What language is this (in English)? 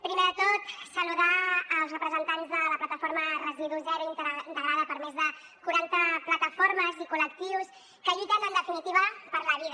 Catalan